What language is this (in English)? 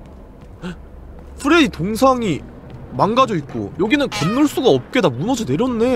Korean